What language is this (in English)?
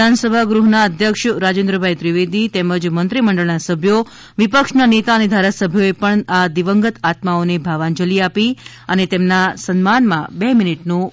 Gujarati